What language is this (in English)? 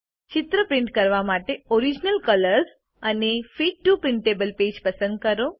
Gujarati